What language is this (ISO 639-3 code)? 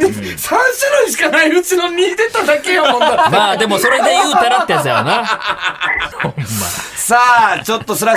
jpn